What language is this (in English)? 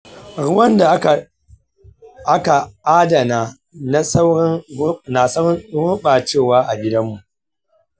Hausa